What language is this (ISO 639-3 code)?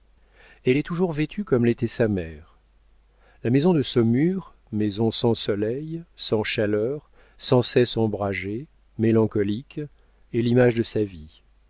fra